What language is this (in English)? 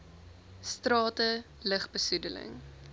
Afrikaans